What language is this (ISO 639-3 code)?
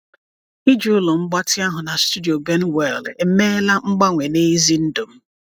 ibo